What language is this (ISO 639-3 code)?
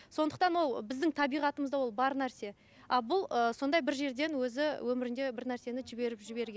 kaz